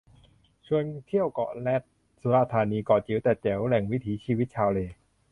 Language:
Thai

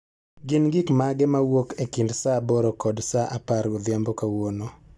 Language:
Luo (Kenya and Tanzania)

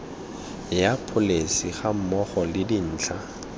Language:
Tswana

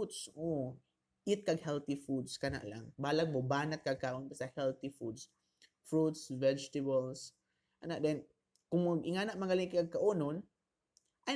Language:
Filipino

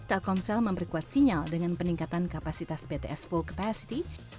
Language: Indonesian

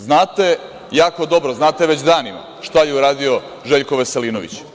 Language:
Serbian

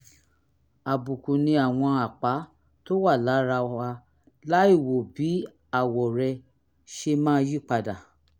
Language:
Yoruba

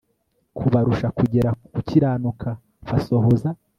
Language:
Kinyarwanda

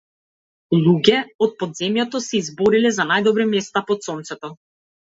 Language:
Macedonian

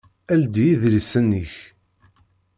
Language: Kabyle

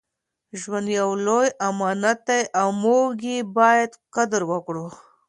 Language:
Pashto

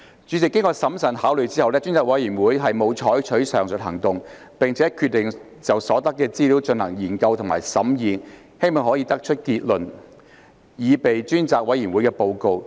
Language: Cantonese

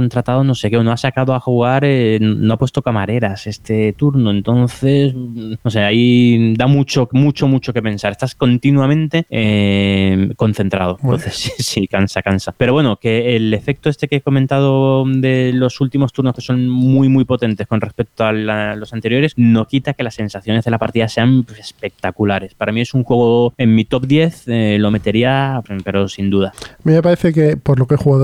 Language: Spanish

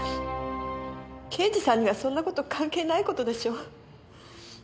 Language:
Japanese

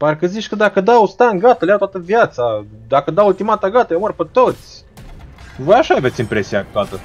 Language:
Romanian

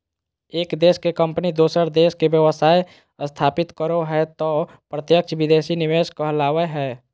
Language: Magahi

